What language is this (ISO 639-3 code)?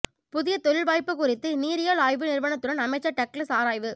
tam